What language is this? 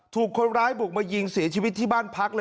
Thai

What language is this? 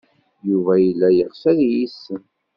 Kabyle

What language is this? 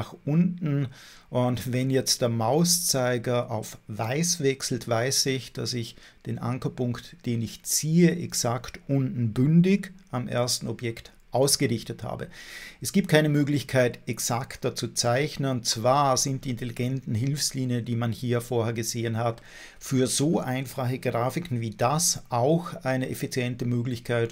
German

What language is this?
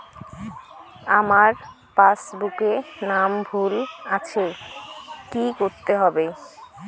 Bangla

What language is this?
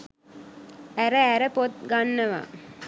Sinhala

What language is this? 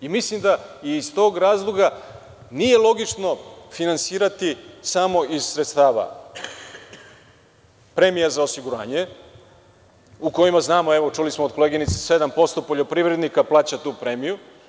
Serbian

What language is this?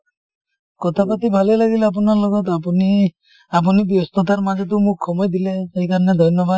Assamese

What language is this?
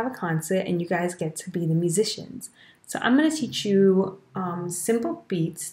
English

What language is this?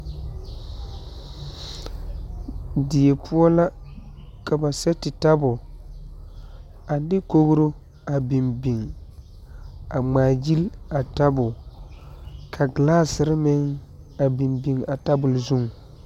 Southern Dagaare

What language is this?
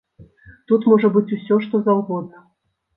Belarusian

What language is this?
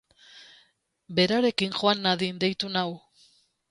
Basque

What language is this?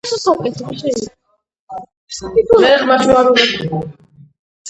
Georgian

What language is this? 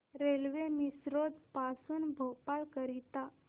Marathi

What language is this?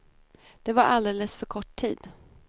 Swedish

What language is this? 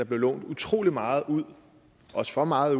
Danish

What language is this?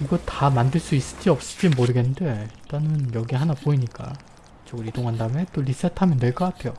Korean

